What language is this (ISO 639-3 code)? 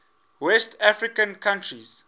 eng